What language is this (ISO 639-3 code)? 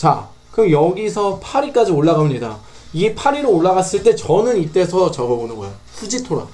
kor